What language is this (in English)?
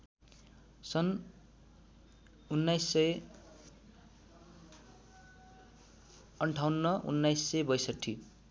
Nepali